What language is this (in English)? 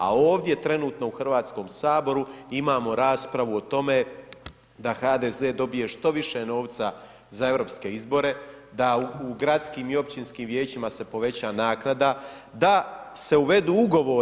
Croatian